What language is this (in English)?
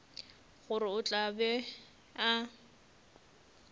Northern Sotho